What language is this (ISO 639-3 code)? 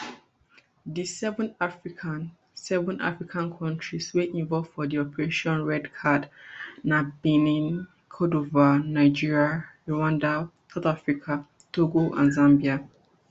pcm